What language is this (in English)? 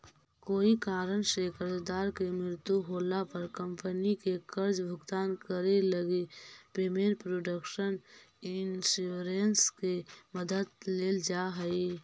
Magahi